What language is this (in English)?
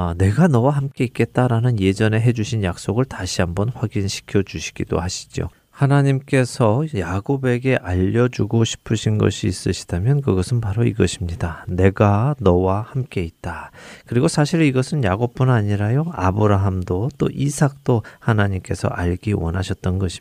Korean